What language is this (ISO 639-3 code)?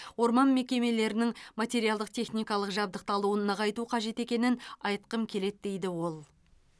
kaz